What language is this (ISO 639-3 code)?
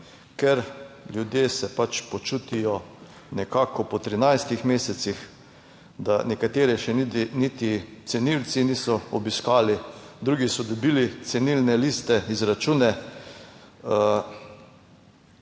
slv